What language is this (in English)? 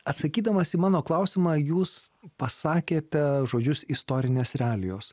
Lithuanian